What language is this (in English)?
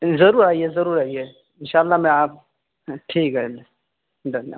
Urdu